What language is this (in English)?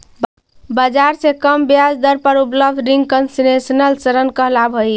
Magahi